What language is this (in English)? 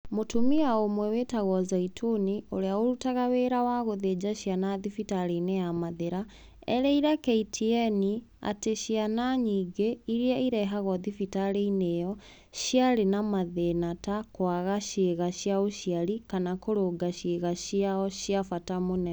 Kikuyu